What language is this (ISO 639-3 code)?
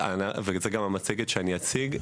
heb